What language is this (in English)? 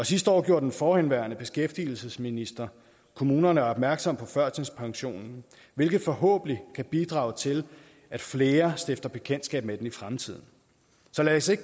Danish